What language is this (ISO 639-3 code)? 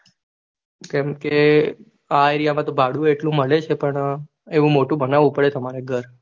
guj